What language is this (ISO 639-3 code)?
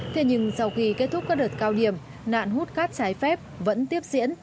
vie